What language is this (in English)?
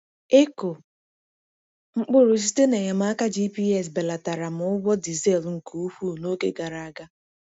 Igbo